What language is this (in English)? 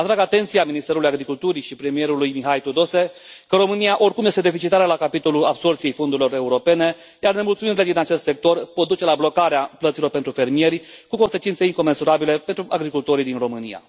Romanian